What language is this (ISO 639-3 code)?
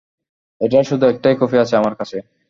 ben